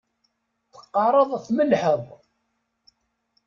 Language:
Kabyle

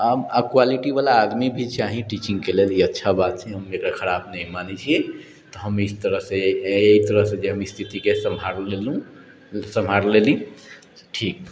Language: Maithili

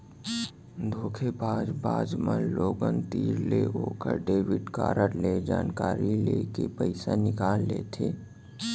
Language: Chhattisgarhi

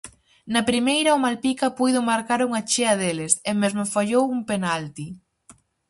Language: Galician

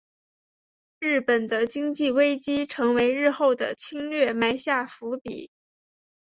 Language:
Chinese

